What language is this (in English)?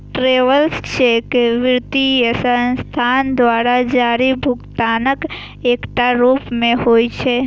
Maithili